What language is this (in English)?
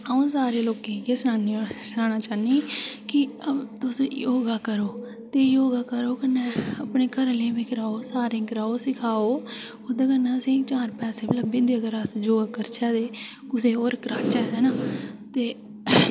Dogri